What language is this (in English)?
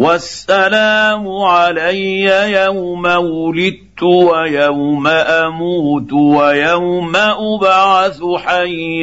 Arabic